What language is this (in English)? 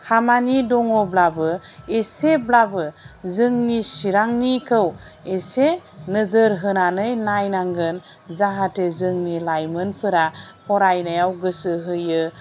Bodo